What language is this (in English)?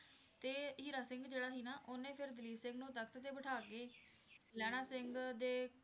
Punjabi